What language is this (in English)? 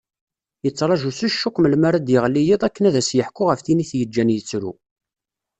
Kabyle